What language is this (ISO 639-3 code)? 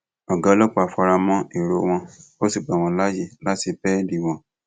yor